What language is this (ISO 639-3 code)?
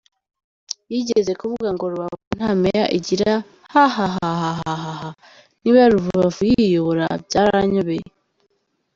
kin